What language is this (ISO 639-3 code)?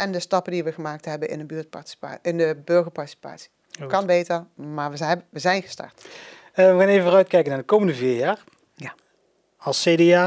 nld